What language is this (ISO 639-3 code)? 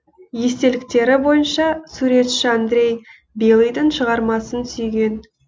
kaz